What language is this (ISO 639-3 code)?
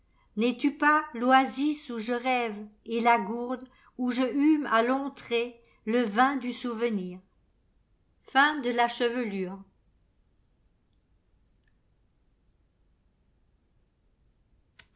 fra